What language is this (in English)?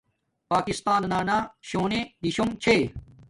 Domaaki